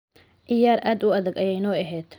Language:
Somali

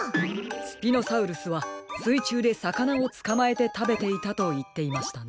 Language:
Japanese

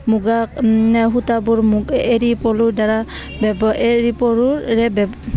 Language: Assamese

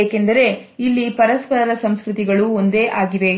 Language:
Kannada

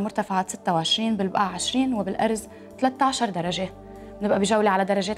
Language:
Arabic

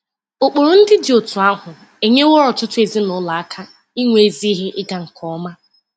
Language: Igbo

